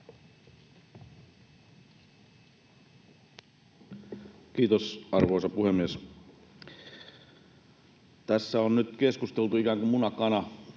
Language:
Finnish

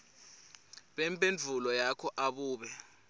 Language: Swati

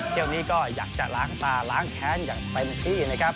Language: Thai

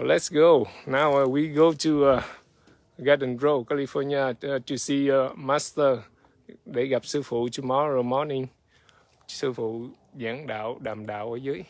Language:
Vietnamese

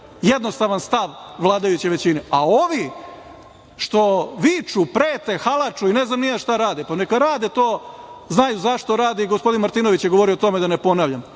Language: Serbian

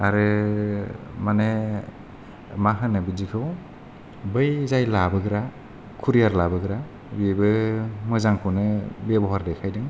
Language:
Bodo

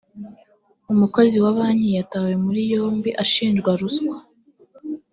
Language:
Kinyarwanda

